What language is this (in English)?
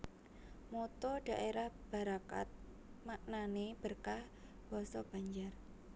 Javanese